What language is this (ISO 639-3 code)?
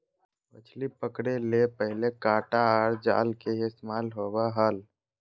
mag